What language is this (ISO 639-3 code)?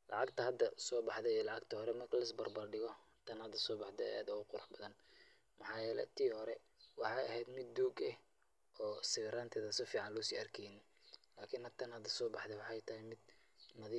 som